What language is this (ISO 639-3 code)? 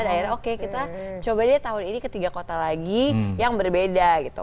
ind